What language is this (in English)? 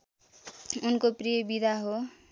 Nepali